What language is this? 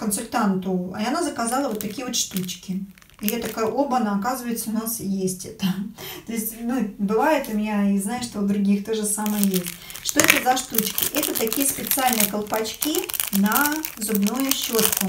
Russian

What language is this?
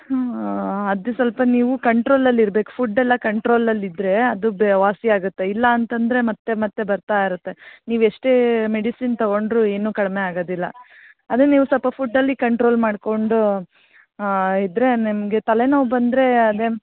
Kannada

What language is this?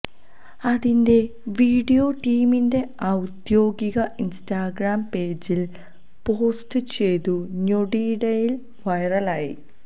Malayalam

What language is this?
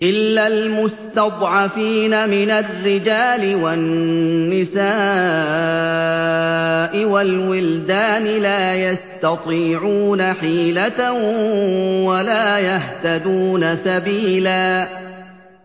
Arabic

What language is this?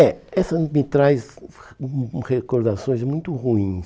Portuguese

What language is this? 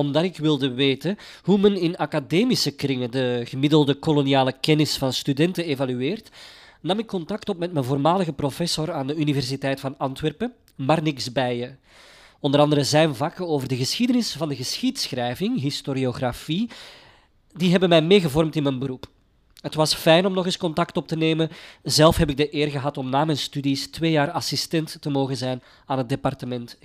Dutch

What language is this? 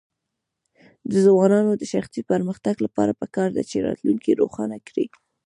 Pashto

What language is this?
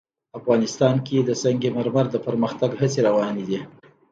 Pashto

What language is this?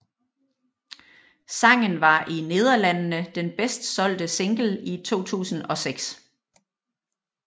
Danish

